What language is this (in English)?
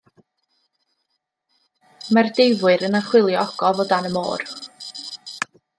Welsh